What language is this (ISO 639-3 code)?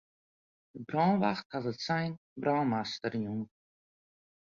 fry